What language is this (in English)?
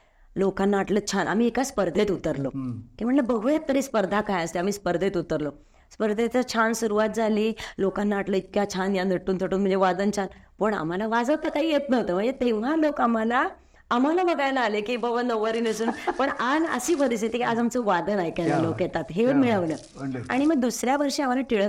Marathi